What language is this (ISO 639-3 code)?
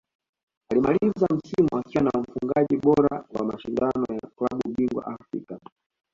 swa